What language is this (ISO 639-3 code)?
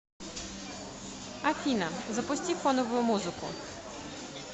rus